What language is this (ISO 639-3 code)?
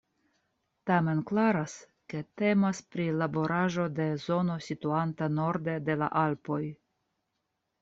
epo